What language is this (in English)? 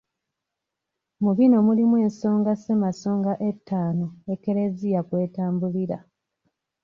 Ganda